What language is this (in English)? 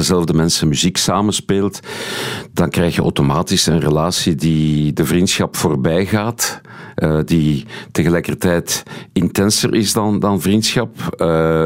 Dutch